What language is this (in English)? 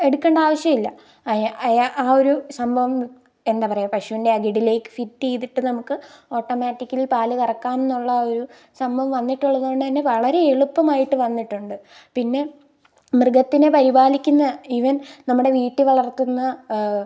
Malayalam